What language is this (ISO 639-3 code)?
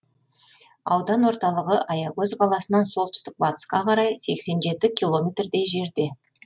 kaz